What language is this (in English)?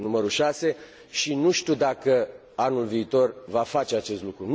Romanian